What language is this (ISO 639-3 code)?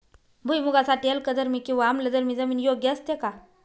mar